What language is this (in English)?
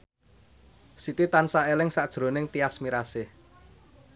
Javanese